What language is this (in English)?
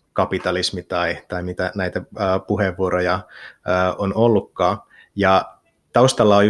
Finnish